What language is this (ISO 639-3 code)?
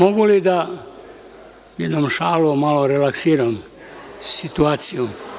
srp